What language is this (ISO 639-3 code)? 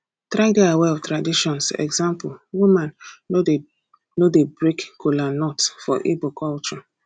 pcm